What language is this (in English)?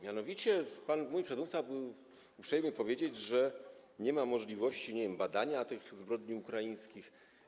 Polish